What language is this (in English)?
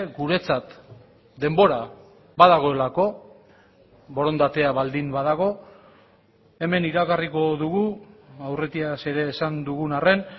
Basque